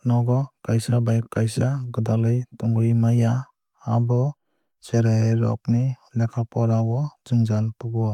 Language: Kok Borok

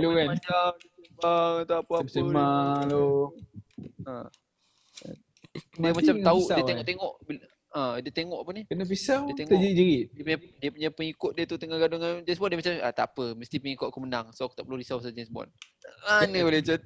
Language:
Malay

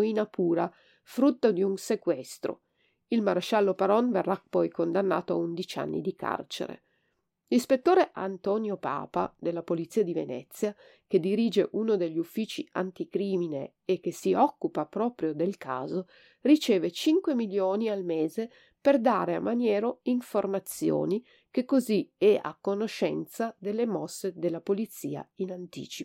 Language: Italian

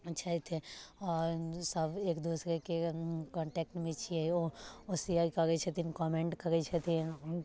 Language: Maithili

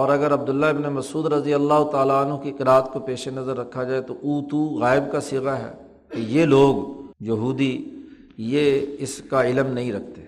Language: Urdu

